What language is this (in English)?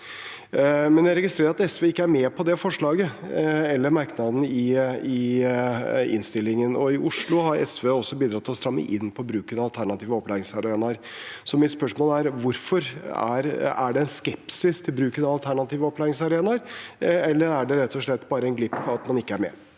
Norwegian